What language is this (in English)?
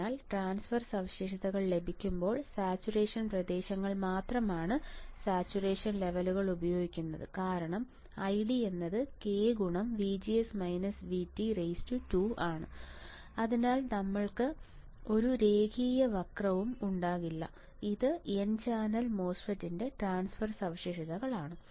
Malayalam